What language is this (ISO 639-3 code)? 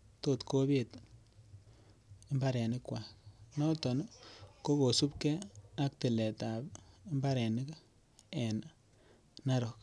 kln